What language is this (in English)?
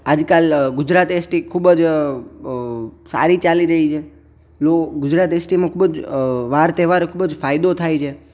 Gujarati